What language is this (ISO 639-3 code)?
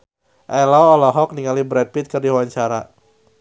sun